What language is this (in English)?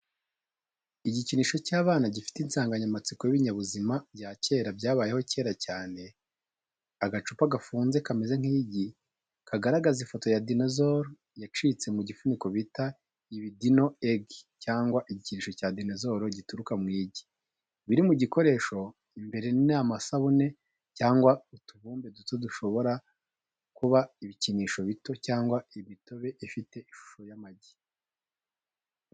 Kinyarwanda